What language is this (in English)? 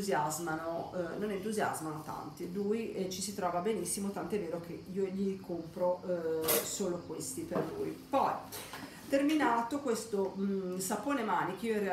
Italian